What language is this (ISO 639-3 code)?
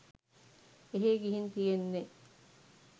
sin